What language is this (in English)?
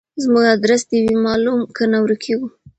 Pashto